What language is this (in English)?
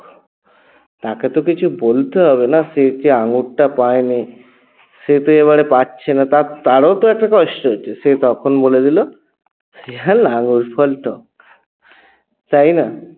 Bangla